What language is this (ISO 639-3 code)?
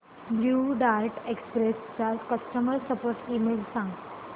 mar